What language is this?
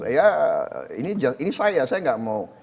Indonesian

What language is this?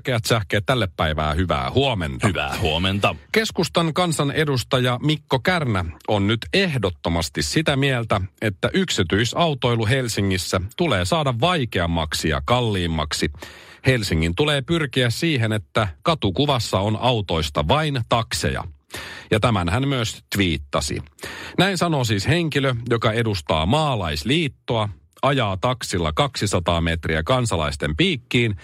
Finnish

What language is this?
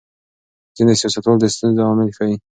Pashto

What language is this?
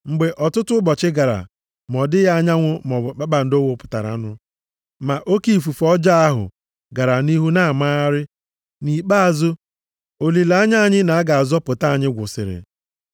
Igbo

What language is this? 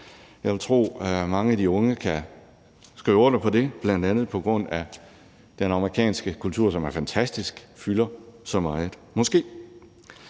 Danish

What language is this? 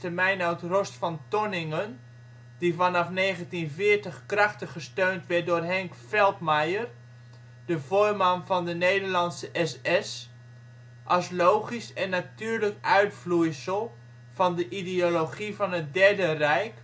Dutch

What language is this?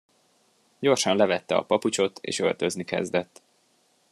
Hungarian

